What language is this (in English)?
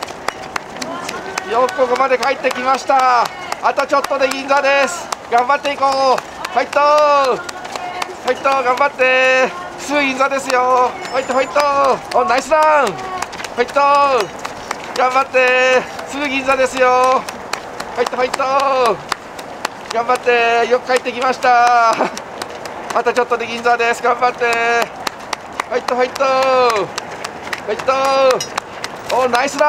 Japanese